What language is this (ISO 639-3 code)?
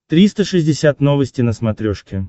rus